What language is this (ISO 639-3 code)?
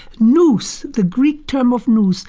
eng